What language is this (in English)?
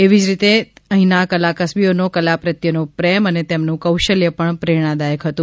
Gujarati